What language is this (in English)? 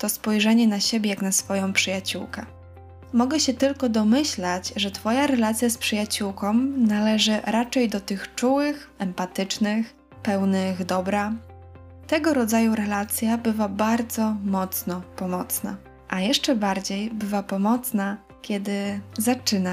Polish